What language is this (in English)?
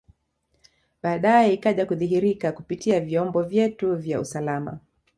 Swahili